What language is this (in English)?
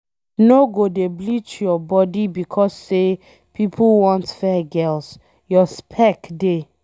Nigerian Pidgin